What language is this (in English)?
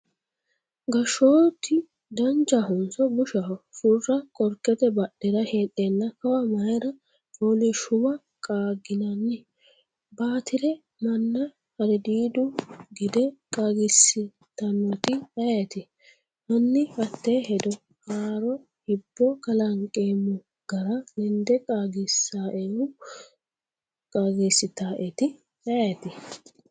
Sidamo